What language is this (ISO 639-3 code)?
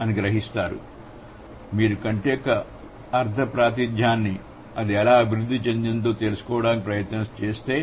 tel